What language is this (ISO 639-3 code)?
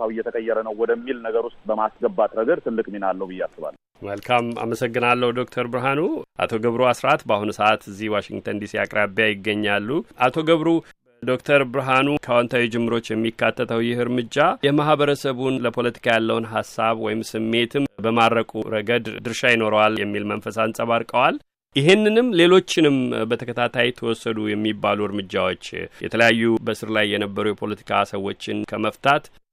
amh